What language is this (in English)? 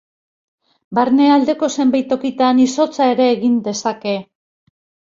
Basque